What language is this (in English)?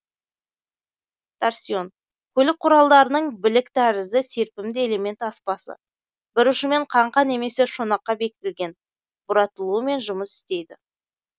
Kazakh